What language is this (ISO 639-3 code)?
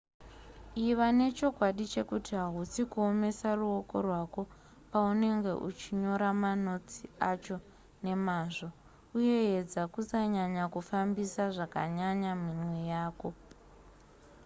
sna